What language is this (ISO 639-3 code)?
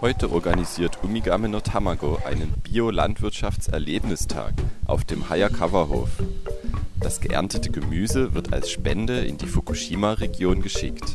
jpn